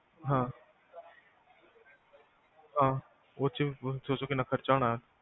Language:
Punjabi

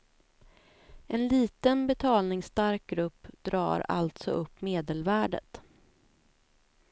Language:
Swedish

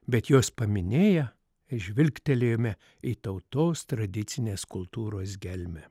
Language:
Lithuanian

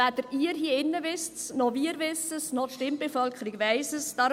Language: Swiss German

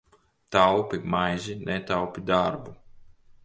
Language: Latvian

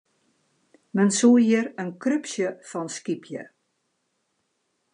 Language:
Western Frisian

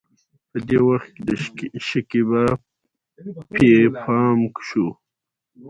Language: Pashto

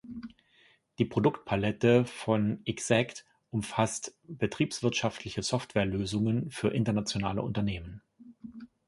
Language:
German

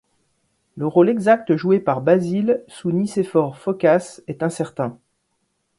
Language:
French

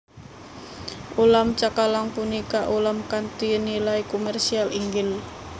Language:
Javanese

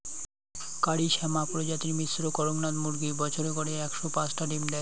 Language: Bangla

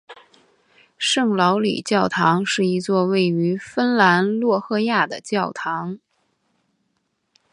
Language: Chinese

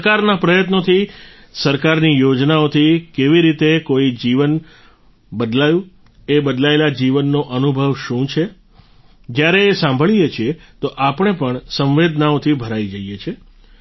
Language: Gujarati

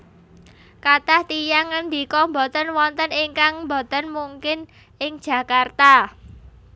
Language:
Javanese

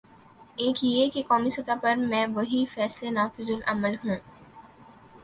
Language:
Urdu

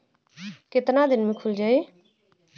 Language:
Bhojpuri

